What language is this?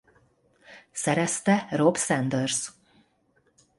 Hungarian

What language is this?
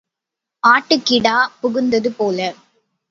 Tamil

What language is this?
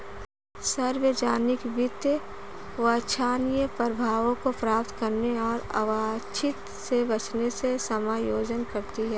Hindi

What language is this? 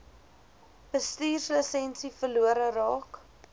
Afrikaans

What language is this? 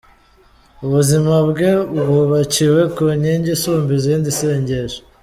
Kinyarwanda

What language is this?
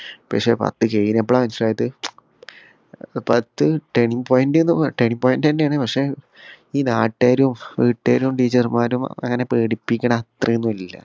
Malayalam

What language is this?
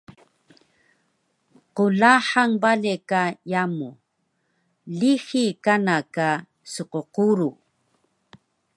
Taroko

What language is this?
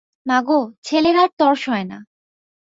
Bangla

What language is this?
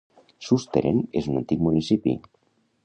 Catalan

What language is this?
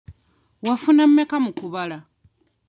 Ganda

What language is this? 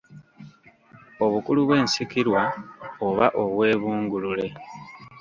Ganda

